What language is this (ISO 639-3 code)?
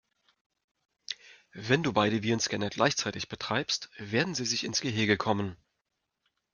deu